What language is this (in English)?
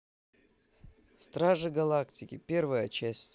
Russian